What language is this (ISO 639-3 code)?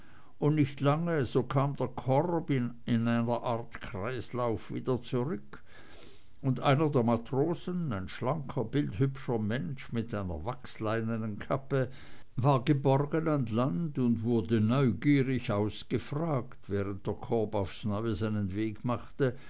deu